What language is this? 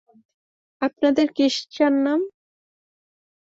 Bangla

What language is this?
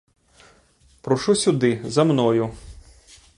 Ukrainian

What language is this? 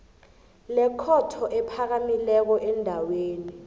South Ndebele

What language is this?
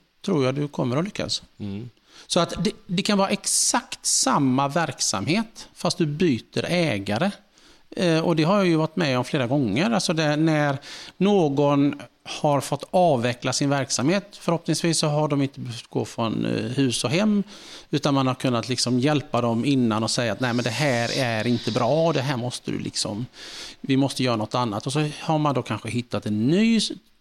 Swedish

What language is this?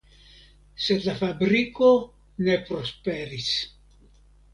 Esperanto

